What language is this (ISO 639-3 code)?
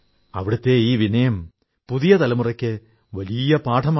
mal